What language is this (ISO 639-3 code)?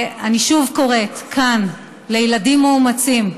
heb